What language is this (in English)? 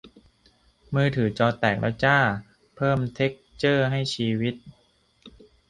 Thai